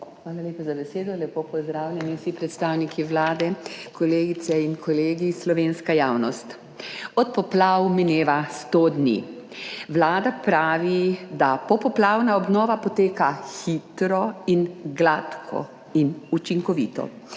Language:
Slovenian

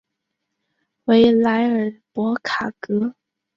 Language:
Chinese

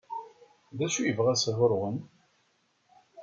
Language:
Kabyle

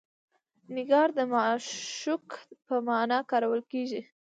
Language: Pashto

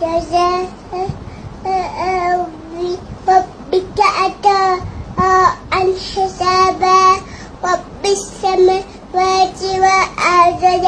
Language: Arabic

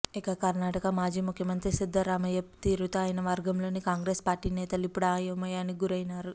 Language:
Telugu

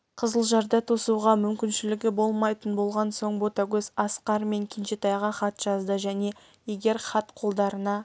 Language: Kazakh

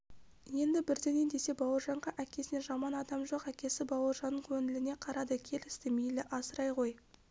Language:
Kazakh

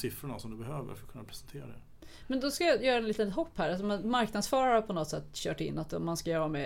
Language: Swedish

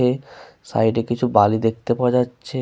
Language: Bangla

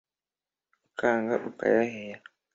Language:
Kinyarwanda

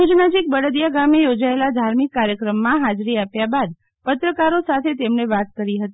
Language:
Gujarati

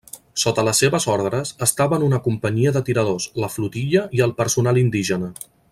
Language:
Catalan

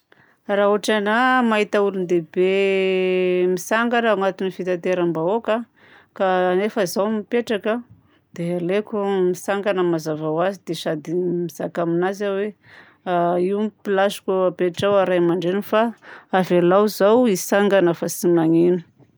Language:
Southern Betsimisaraka Malagasy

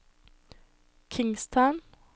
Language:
Norwegian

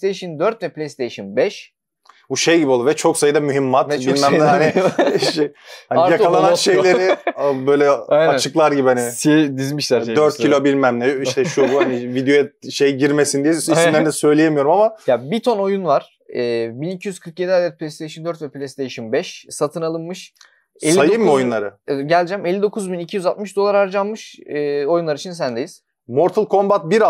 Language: Turkish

